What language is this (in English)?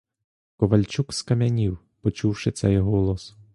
Ukrainian